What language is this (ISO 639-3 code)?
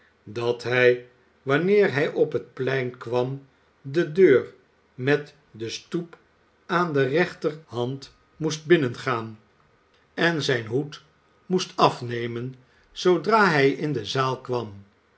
nld